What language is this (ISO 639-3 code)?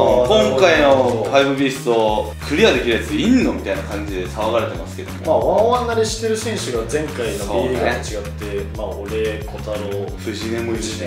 jpn